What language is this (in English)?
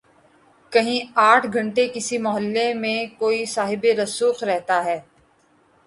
Urdu